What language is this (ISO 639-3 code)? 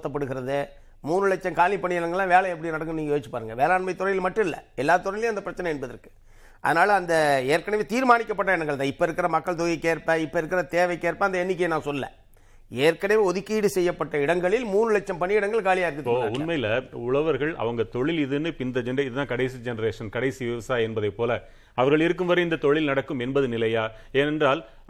tam